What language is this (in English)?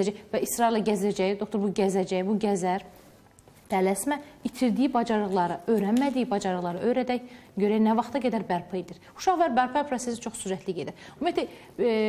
Turkish